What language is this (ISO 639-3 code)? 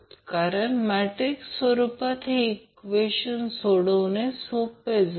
mar